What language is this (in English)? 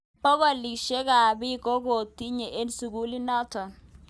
Kalenjin